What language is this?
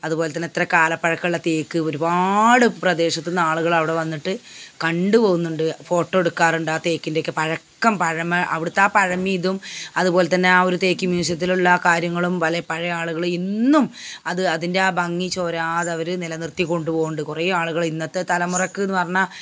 Malayalam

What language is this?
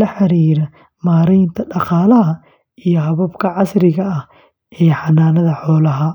Somali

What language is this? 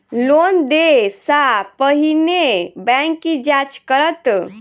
Maithili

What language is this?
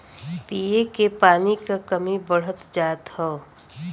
Bhojpuri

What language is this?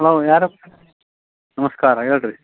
Kannada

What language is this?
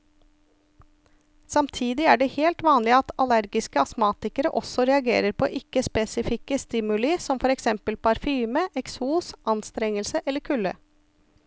Norwegian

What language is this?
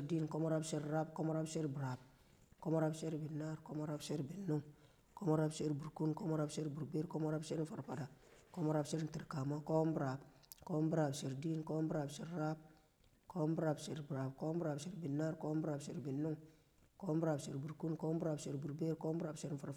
Kamo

